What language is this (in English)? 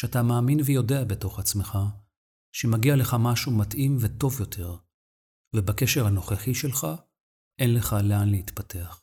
Hebrew